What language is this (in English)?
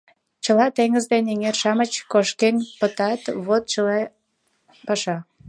Mari